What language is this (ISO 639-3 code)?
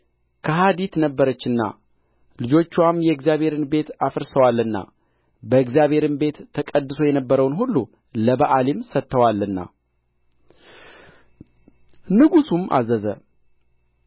amh